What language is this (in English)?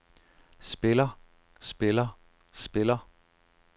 Danish